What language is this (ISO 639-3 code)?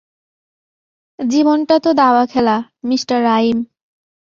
ben